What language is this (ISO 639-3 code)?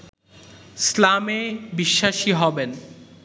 ben